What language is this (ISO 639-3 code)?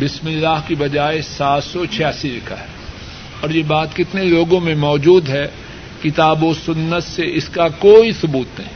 urd